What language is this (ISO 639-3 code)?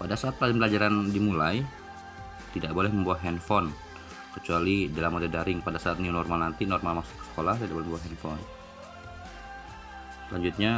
ind